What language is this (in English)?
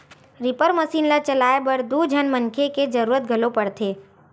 Chhattisgarhi